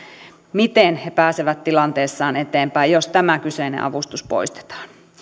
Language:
Finnish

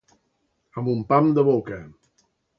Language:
Catalan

